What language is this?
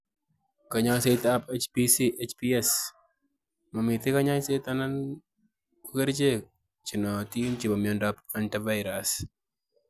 Kalenjin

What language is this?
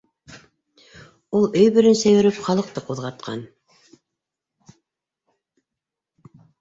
Bashkir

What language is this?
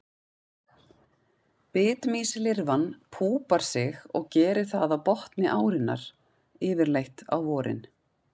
Icelandic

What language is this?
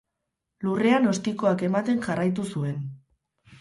Basque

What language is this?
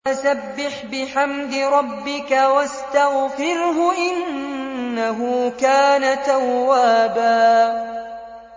Arabic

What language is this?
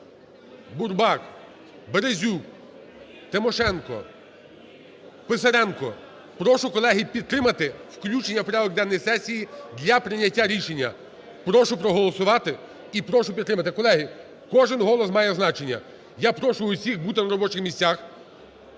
Ukrainian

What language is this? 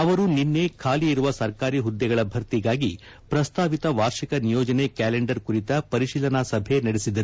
Kannada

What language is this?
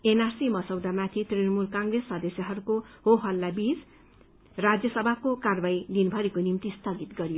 Nepali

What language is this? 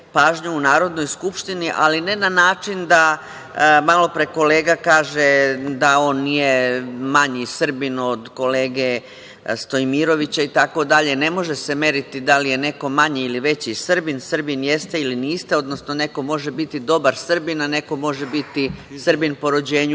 Serbian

